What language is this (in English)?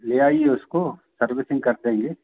Hindi